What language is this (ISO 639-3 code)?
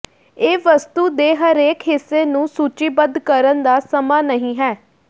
pan